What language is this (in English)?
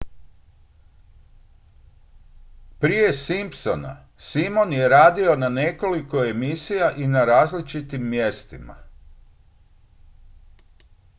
Croatian